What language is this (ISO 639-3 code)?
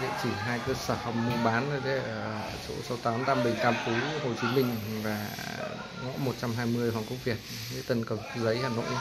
vie